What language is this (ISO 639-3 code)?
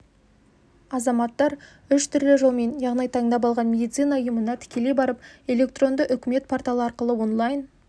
kaz